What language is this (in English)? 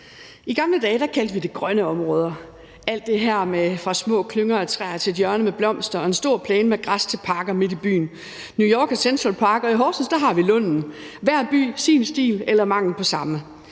Danish